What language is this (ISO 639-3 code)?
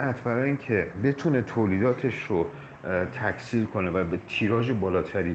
fas